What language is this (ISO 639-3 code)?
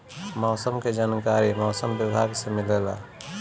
bho